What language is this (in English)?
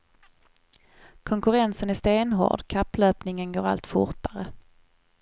Swedish